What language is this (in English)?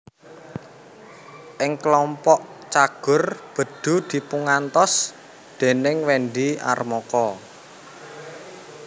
Javanese